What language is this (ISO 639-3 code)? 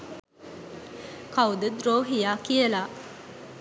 sin